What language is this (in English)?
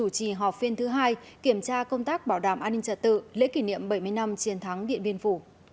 Vietnamese